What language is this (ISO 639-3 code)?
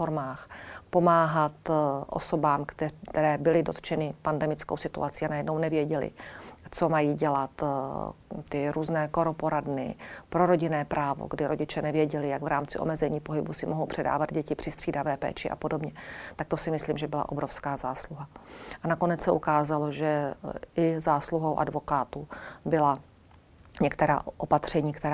ces